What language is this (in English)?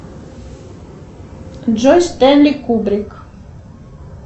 Russian